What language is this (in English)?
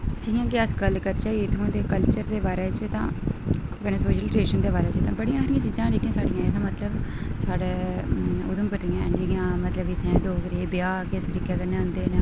Dogri